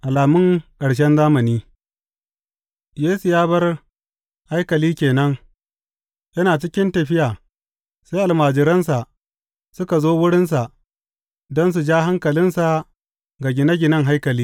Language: Hausa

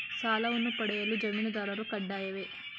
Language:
Kannada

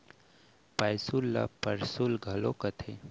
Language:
Chhattisgarhi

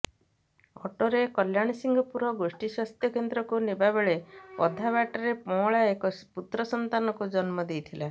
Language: Odia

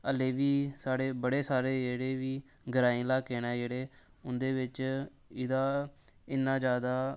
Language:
Dogri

